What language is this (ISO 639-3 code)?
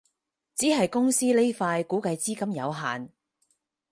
yue